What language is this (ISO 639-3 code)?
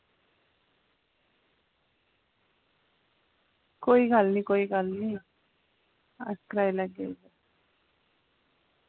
doi